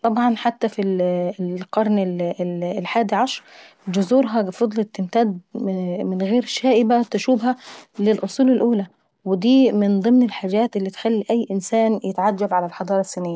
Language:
Saidi Arabic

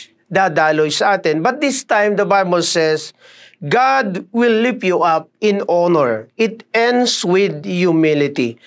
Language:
Filipino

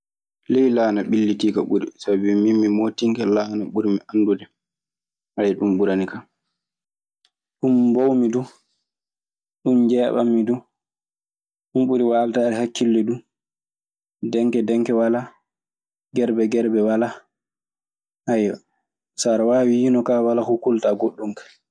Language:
Maasina Fulfulde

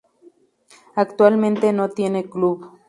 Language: Spanish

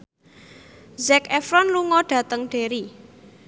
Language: Javanese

